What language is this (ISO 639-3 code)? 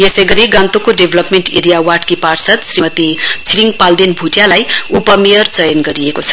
nep